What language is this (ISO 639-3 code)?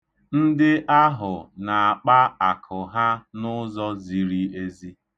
ibo